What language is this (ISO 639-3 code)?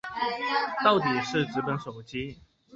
zho